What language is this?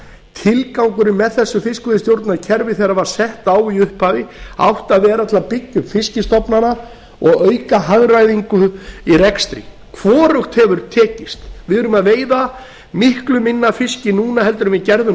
Icelandic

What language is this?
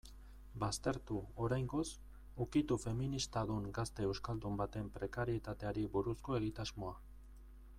Basque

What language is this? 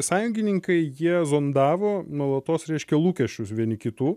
Lithuanian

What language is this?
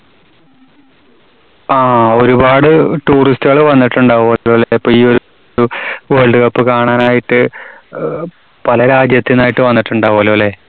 Malayalam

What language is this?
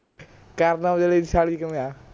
Punjabi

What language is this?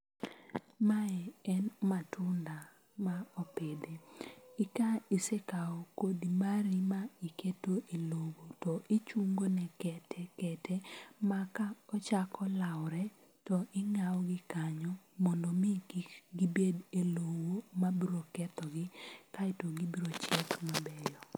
Luo (Kenya and Tanzania)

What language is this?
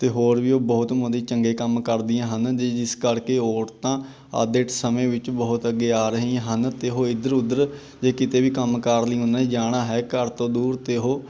Punjabi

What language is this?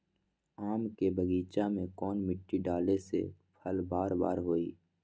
Magahi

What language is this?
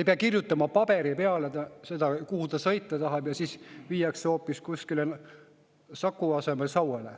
Estonian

